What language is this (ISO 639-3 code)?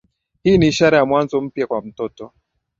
swa